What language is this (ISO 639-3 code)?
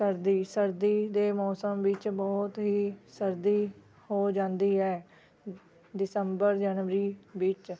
pan